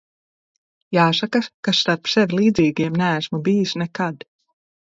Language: Latvian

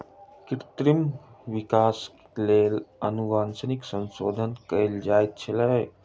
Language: Maithili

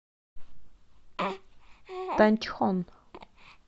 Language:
Russian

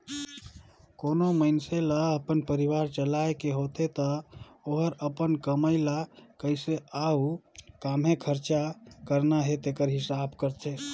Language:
Chhattisgarhi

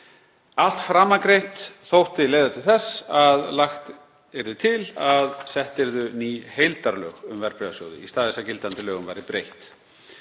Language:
Icelandic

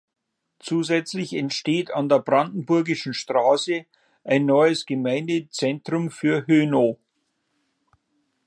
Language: German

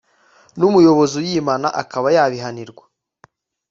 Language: Kinyarwanda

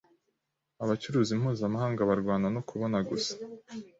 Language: Kinyarwanda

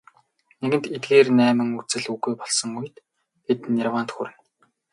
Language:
Mongolian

